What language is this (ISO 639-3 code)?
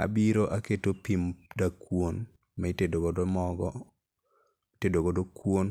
luo